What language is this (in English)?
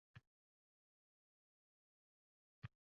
Uzbek